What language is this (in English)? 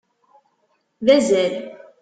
Kabyle